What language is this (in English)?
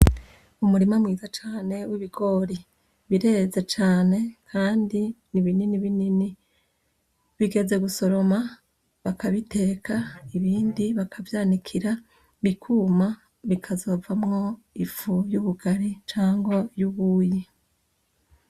Rundi